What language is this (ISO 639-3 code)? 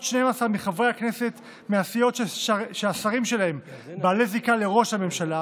heb